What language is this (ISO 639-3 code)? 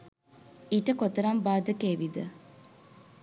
sin